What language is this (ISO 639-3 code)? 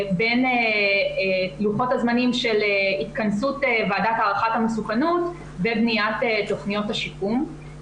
heb